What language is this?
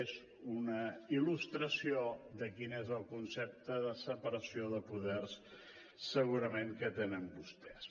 Catalan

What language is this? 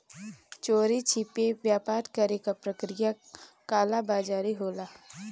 Bhojpuri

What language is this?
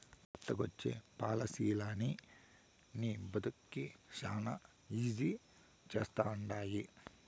Telugu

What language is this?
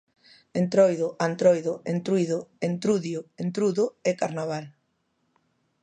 Galician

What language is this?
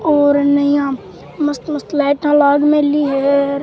Rajasthani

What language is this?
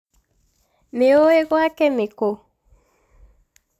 Kikuyu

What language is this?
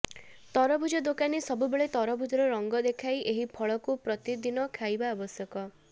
Odia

